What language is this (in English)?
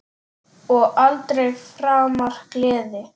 Icelandic